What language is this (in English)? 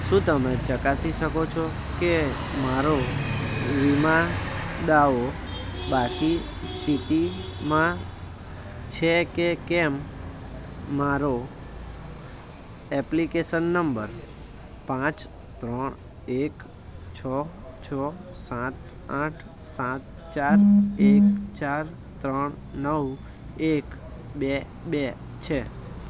Gujarati